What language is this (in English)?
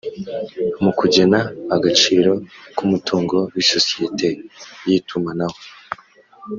Kinyarwanda